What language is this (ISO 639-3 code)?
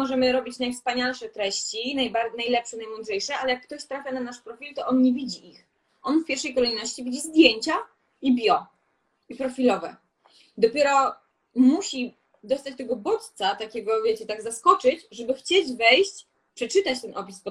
pol